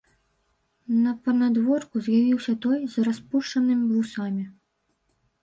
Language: Belarusian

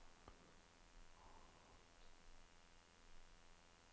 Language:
Norwegian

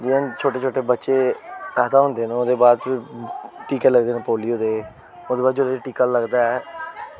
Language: Dogri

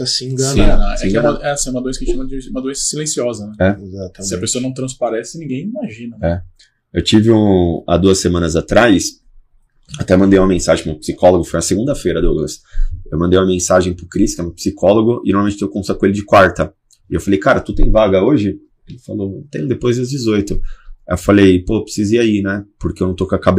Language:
Portuguese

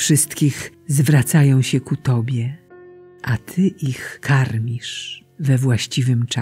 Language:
Polish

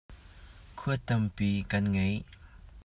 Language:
Hakha Chin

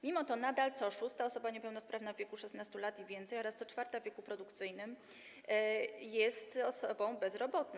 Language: Polish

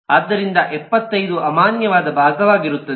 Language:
Kannada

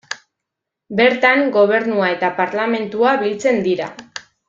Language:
Basque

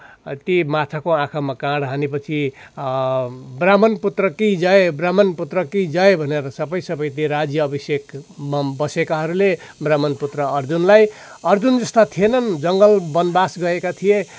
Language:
Nepali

